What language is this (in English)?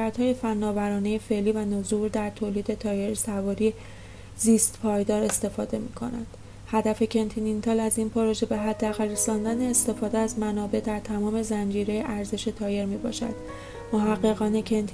Persian